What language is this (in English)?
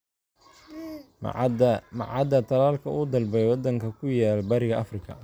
Somali